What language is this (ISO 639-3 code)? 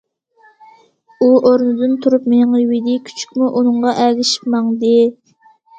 uig